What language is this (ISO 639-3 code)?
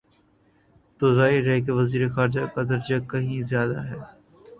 urd